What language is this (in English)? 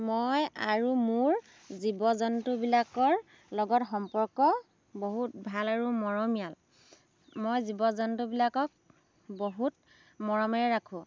Assamese